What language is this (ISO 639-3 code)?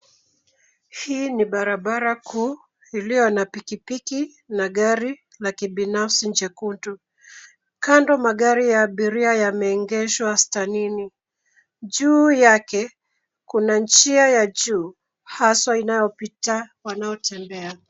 swa